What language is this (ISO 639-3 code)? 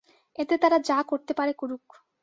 ben